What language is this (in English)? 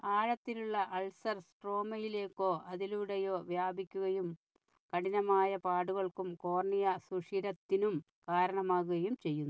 Malayalam